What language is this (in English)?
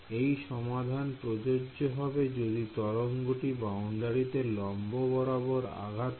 Bangla